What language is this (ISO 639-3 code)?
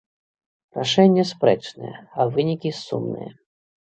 bel